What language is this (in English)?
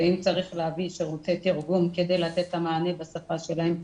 Hebrew